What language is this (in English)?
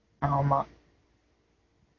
Tamil